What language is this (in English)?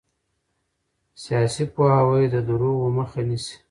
Pashto